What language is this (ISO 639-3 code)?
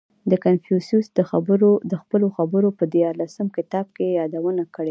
pus